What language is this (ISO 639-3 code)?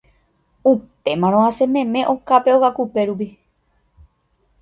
grn